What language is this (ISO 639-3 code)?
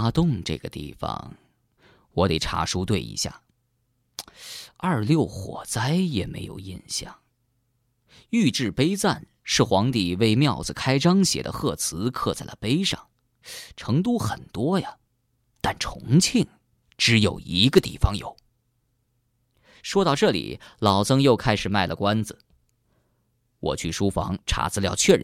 zho